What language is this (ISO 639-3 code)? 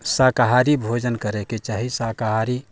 mai